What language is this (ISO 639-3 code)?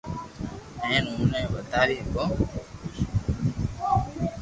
lrk